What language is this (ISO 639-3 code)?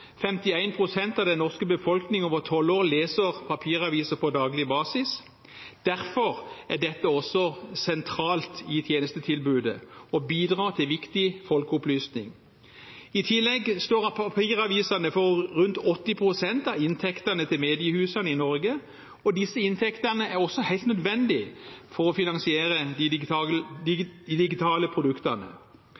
nob